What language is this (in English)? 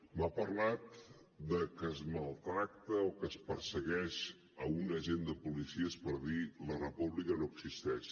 Catalan